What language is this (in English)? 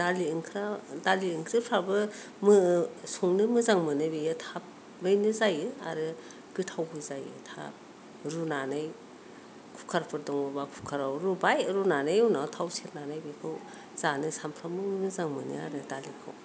Bodo